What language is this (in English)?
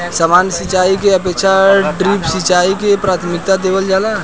Bhojpuri